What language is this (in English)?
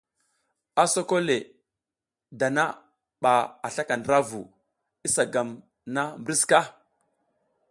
South Giziga